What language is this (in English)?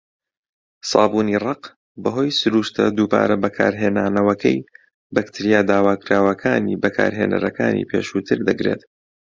Central Kurdish